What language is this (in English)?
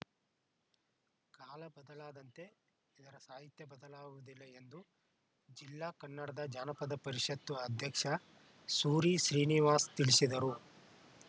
Kannada